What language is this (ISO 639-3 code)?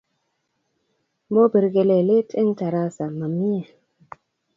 kln